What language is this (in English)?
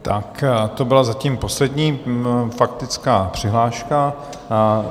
Czech